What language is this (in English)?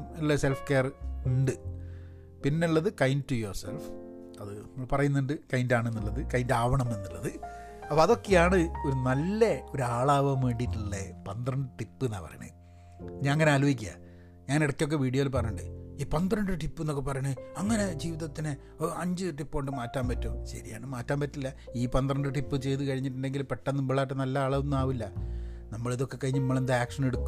Malayalam